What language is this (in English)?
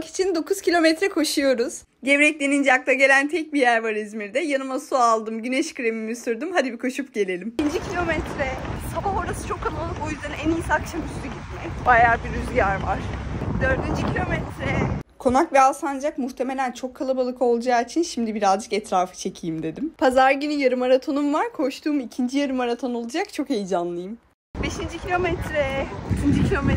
Turkish